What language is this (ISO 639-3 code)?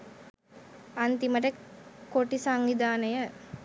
sin